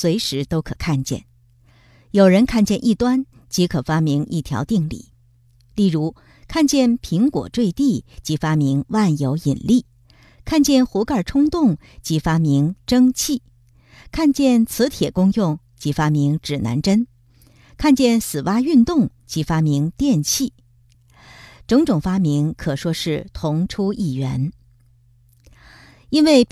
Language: Chinese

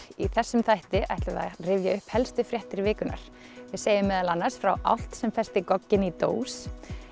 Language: Icelandic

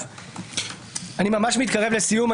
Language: Hebrew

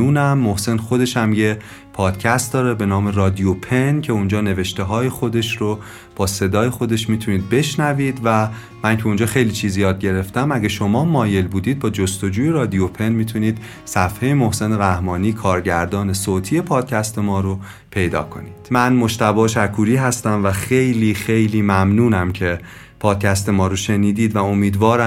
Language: Persian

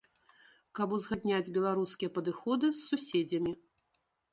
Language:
Belarusian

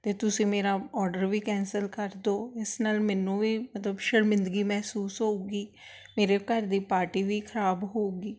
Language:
Punjabi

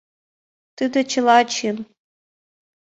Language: Mari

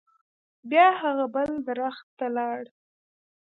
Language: Pashto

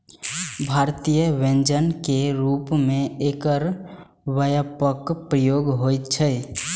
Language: Maithili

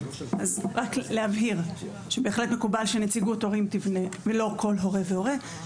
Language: Hebrew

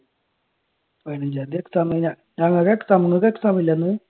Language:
Malayalam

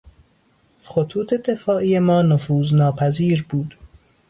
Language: Persian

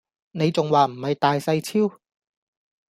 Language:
Cantonese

